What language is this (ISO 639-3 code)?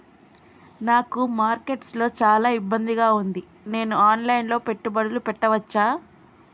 tel